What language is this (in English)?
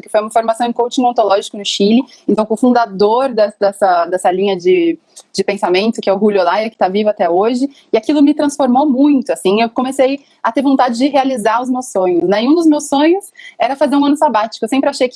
Portuguese